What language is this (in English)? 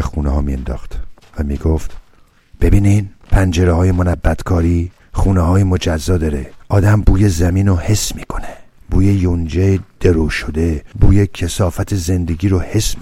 Persian